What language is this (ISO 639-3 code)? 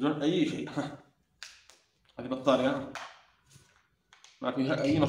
ara